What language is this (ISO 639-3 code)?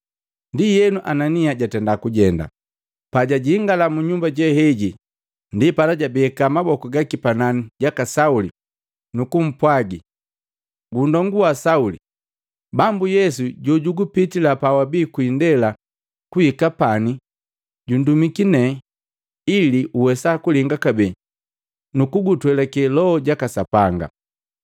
mgv